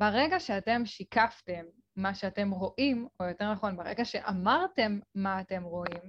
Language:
Hebrew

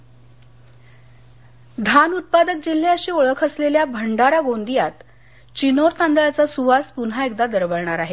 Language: Marathi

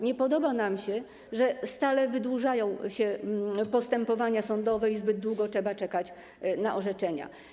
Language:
Polish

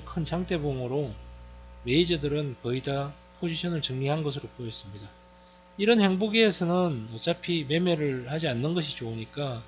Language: Korean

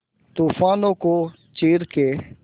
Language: Hindi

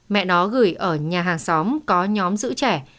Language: Vietnamese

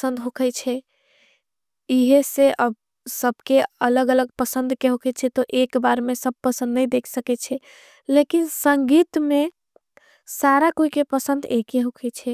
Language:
Angika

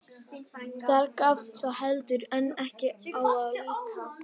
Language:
Icelandic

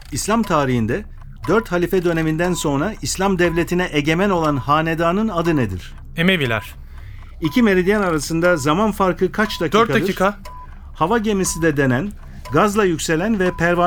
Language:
Turkish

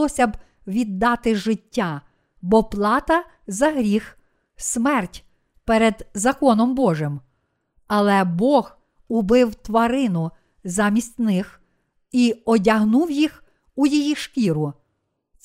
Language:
Ukrainian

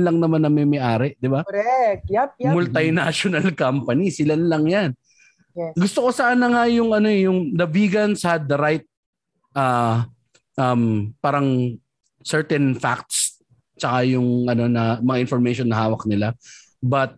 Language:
Filipino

